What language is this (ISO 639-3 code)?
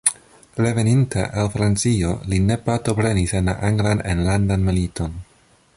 epo